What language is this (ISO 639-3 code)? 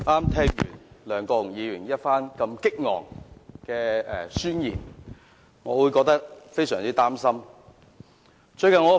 yue